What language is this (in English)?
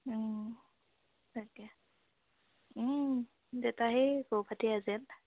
Assamese